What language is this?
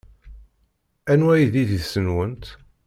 Kabyle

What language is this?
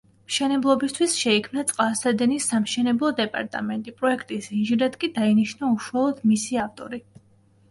Georgian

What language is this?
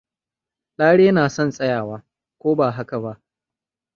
Hausa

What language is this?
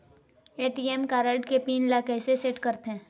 Chhattisgarhi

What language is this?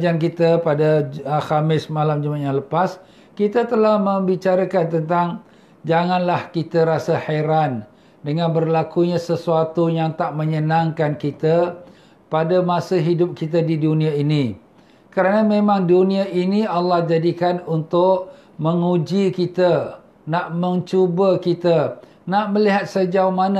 Malay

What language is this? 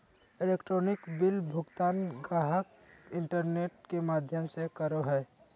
Magahi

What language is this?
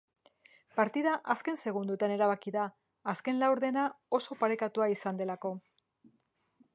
Basque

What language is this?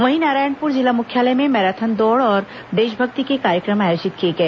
Hindi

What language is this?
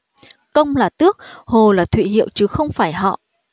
Vietnamese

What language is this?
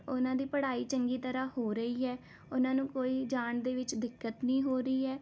Punjabi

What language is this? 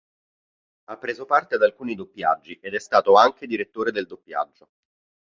Italian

